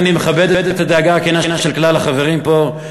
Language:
Hebrew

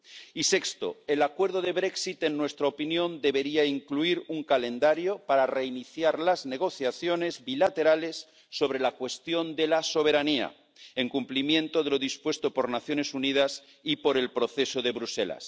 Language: Spanish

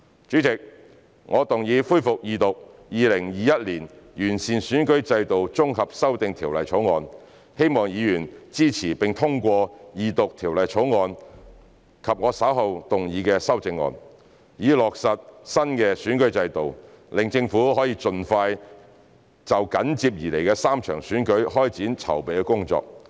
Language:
Cantonese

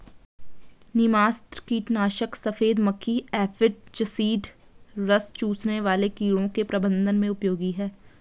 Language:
Hindi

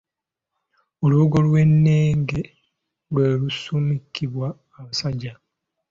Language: Ganda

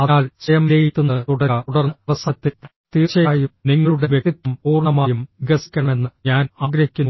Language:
Malayalam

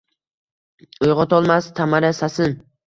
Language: Uzbek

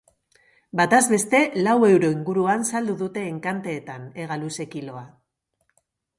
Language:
Basque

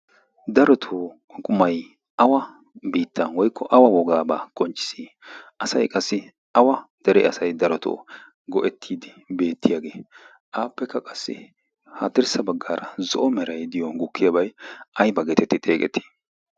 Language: Wolaytta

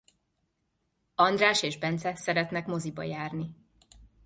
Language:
Hungarian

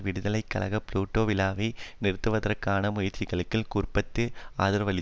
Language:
Tamil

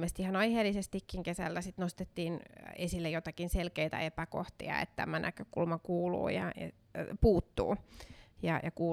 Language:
Finnish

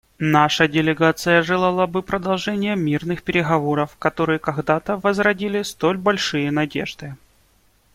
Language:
Russian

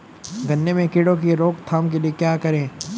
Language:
Hindi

